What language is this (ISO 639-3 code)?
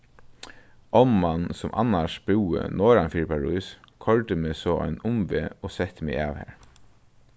fao